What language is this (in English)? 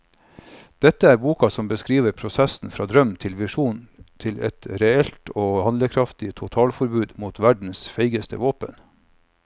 Norwegian